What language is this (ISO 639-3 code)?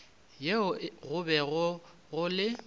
nso